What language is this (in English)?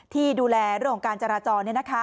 Thai